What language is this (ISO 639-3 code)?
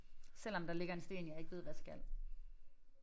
dan